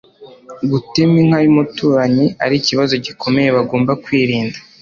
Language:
Kinyarwanda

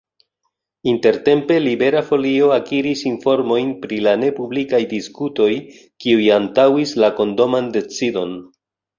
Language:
Esperanto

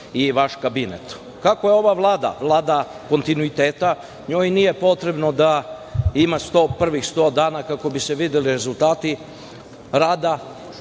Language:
Serbian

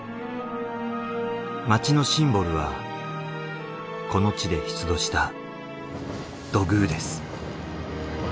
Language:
Japanese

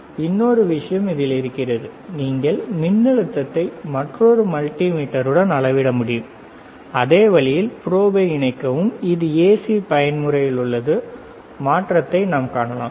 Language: Tamil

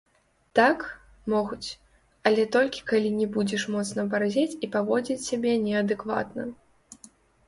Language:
Belarusian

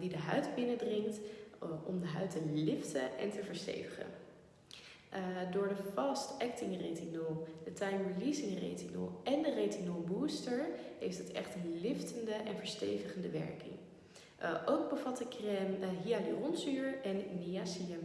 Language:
Dutch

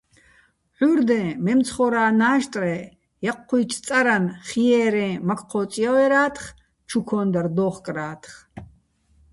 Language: Bats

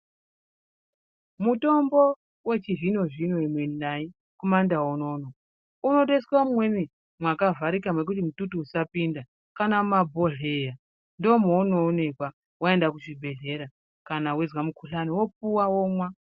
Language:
Ndau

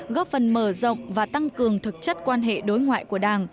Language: Vietnamese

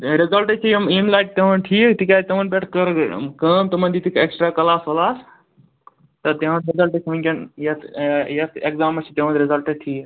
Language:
Kashmiri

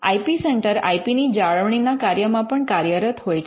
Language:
Gujarati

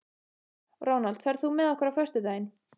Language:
Icelandic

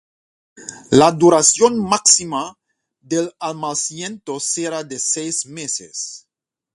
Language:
Spanish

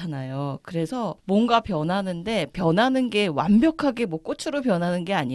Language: Korean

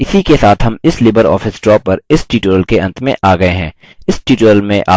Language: Hindi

